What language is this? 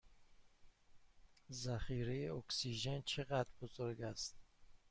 Persian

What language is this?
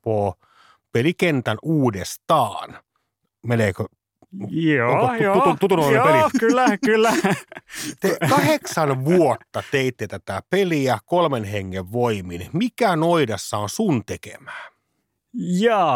Finnish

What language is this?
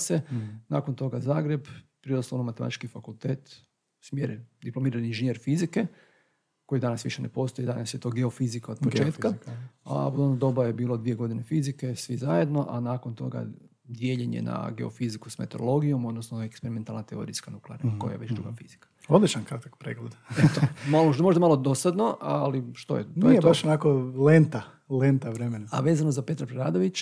Croatian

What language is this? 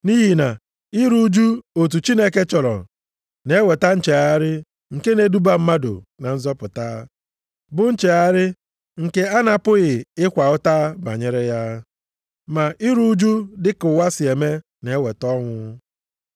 Igbo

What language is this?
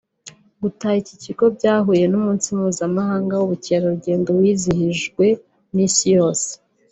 Kinyarwanda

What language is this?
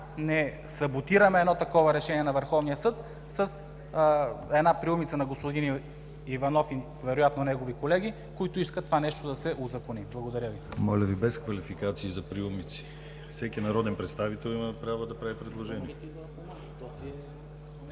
Bulgarian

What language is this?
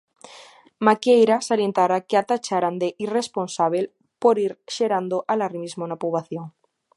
Galician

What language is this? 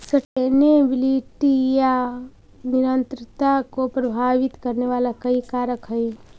Magahi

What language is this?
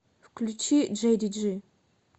Russian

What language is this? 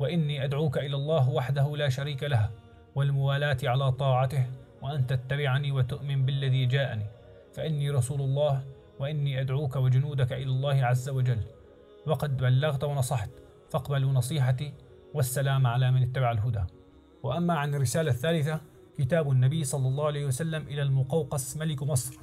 Arabic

